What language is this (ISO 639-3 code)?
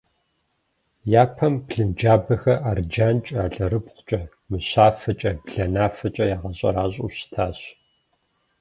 kbd